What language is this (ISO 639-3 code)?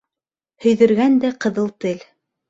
bak